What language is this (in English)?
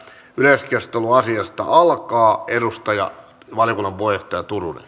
Finnish